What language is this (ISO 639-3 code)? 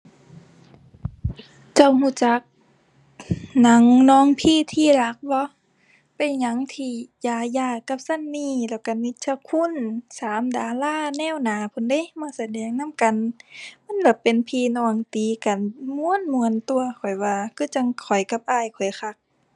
tha